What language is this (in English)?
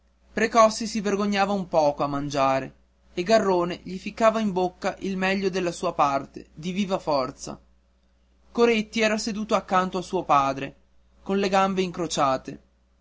Italian